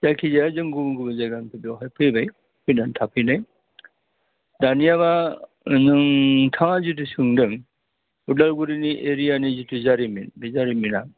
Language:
Bodo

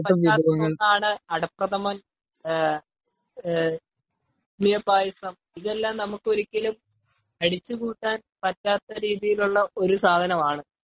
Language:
Malayalam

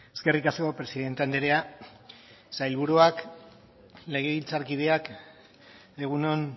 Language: Basque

